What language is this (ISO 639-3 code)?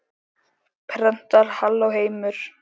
isl